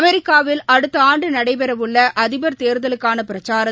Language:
Tamil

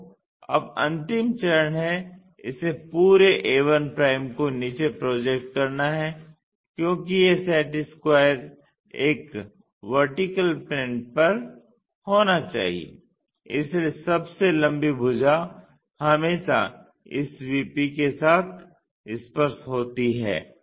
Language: Hindi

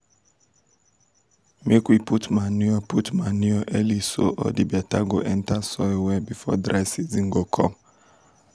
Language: Nigerian Pidgin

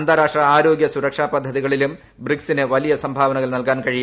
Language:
Malayalam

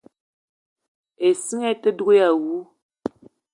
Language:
Eton (Cameroon)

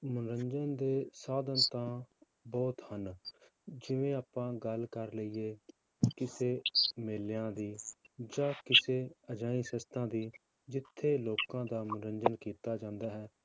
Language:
Punjabi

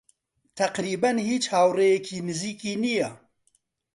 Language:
Central Kurdish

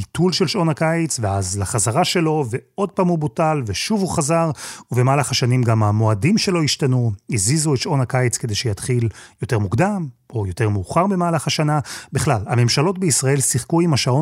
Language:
Hebrew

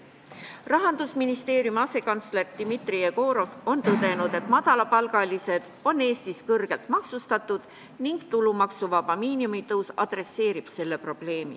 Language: Estonian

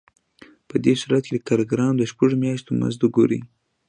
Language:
Pashto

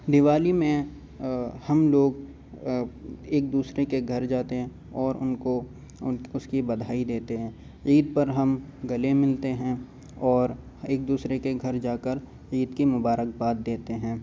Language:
Urdu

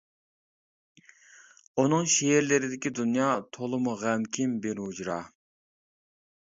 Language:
Uyghur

